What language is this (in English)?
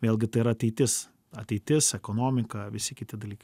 Lithuanian